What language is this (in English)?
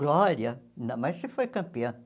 Portuguese